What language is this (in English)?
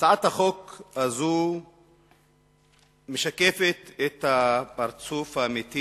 Hebrew